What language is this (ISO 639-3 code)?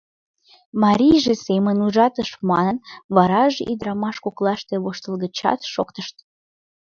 chm